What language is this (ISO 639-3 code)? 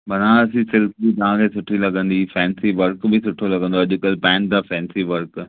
snd